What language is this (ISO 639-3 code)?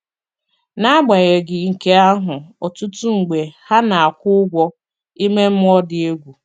ibo